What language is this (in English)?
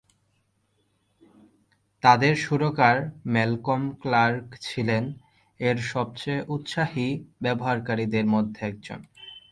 Bangla